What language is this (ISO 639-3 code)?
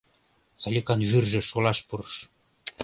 chm